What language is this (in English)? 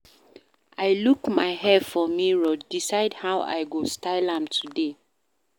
Nigerian Pidgin